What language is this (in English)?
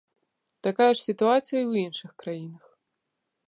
Belarusian